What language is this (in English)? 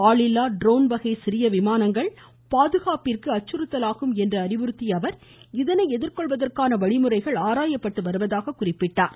Tamil